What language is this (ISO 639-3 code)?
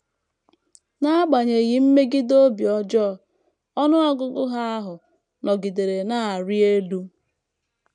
ibo